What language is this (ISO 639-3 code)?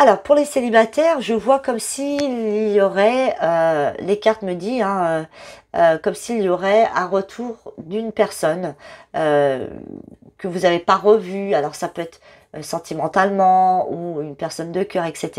fra